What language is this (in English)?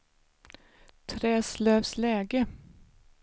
Swedish